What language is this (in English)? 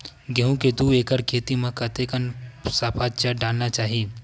Chhattisgarhi